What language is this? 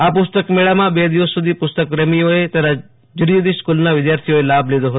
Gujarati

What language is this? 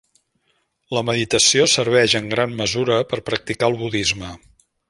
Catalan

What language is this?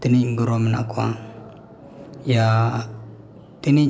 Santali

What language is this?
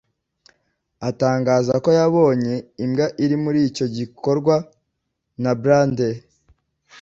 Kinyarwanda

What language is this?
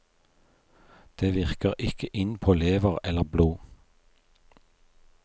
Norwegian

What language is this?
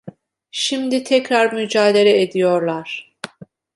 Turkish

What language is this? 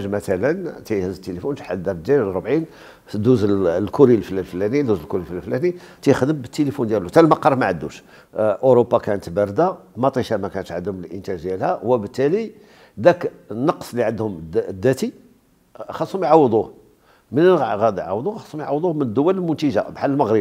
Arabic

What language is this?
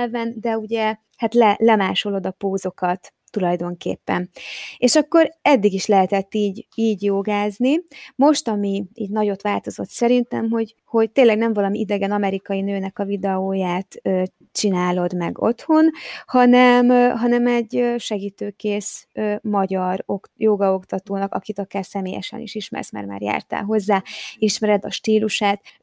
Hungarian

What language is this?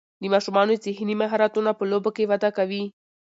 Pashto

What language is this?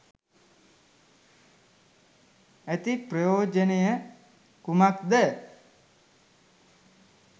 Sinhala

